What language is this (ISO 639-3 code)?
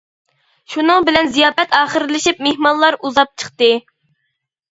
uig